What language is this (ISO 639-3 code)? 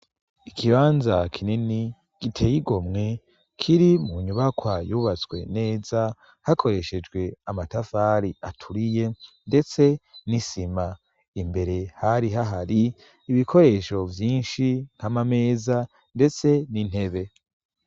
run